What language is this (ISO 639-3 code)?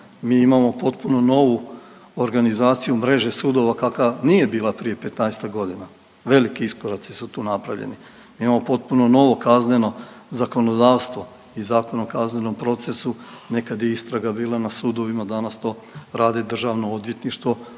hrv